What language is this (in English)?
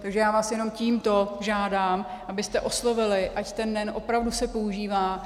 Czech